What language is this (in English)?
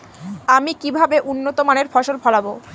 Bangla